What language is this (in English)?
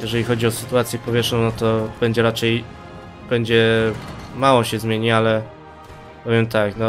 Polish